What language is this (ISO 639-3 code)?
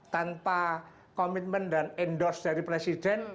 ind